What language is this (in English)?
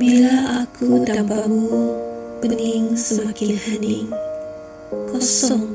Malay